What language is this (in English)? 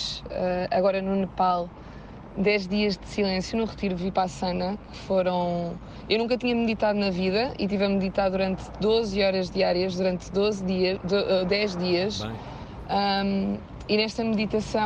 Portuguese